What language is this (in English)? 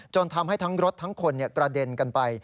Thai